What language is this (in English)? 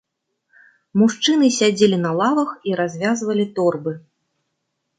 Belarusian